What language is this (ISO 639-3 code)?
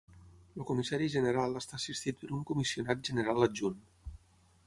cat